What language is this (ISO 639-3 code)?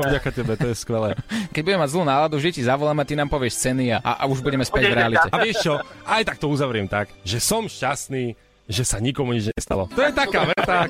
slk